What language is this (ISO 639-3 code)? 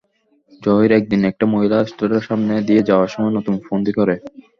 ben